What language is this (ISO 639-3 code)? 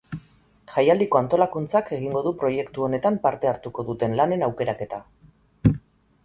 eus